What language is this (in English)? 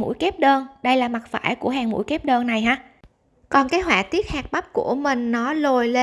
Vietnamese